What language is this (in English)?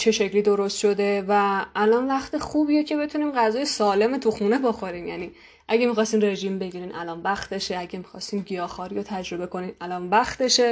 Persian